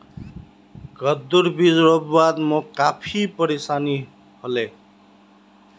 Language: Magahi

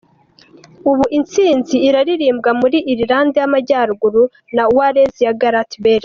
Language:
Kinyarwanda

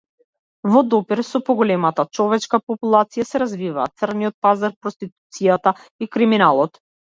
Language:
Macedonian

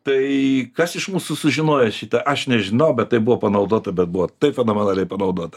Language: Lithuanian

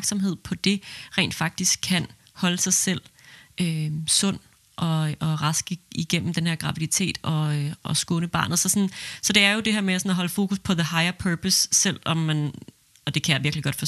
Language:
Danish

